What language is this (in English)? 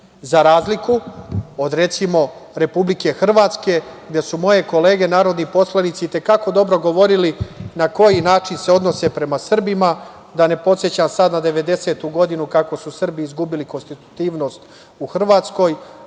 Serbian